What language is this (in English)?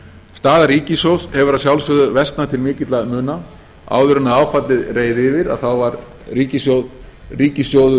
Icelandic